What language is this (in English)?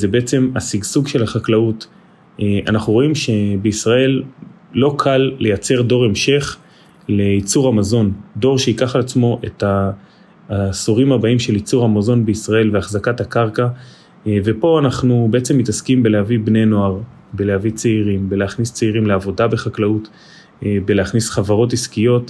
Hebrew